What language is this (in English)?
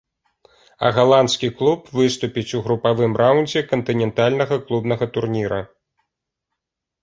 Belarusian